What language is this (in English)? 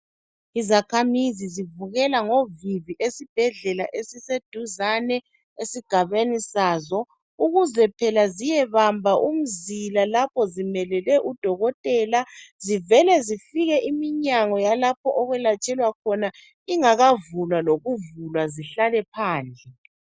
North Ndebele